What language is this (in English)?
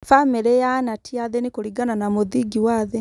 Kikuyu